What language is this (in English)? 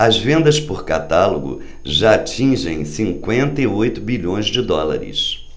Portuguese